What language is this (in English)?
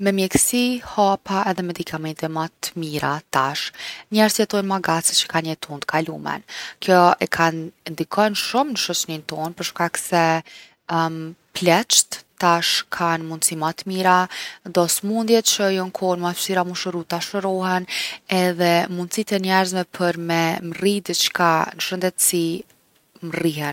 Gheg Albanian